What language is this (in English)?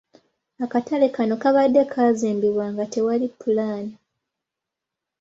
Ganda